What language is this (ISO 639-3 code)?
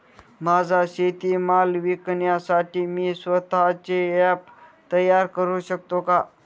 mar